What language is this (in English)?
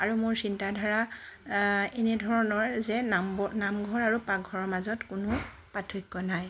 Assamese